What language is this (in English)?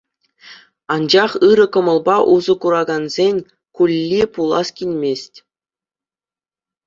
Chuvash